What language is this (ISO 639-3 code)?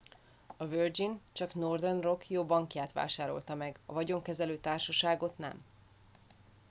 hun